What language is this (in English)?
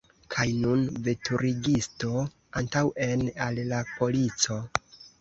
Esperanto